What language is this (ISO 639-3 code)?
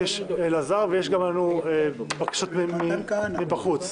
heb